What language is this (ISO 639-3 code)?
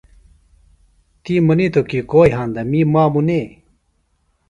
phl